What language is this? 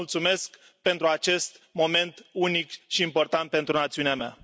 Romanian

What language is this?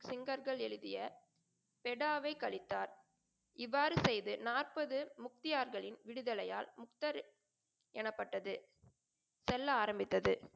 Tamil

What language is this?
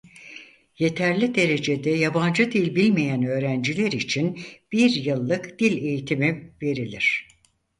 Turkish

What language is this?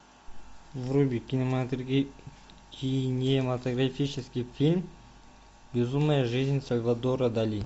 Russian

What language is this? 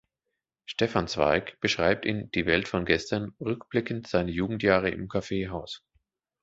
German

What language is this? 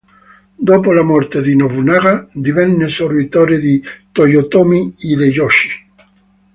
Italian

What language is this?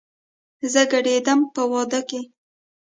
Pashto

